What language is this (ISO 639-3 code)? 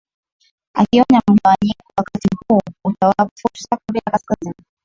swa